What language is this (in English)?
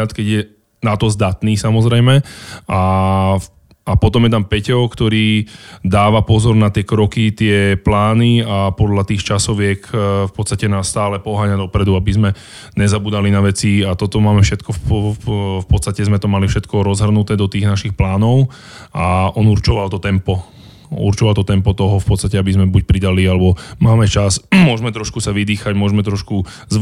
Slovak